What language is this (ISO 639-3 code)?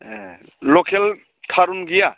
brx